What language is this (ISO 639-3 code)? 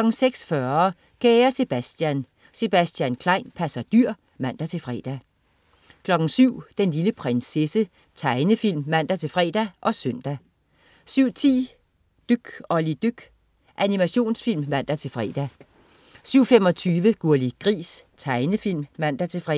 dan